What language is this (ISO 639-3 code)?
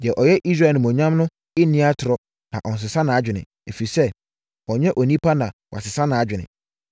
aka